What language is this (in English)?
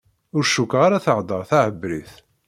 Kabyle